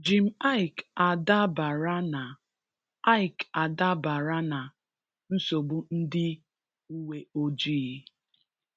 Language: Igbo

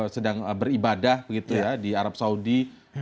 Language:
Indonesian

